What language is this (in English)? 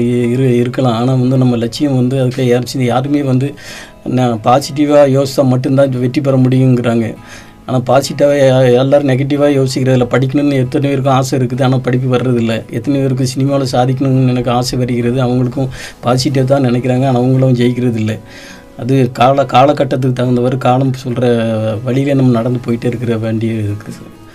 Tamil